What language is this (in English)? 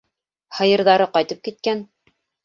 Bashkir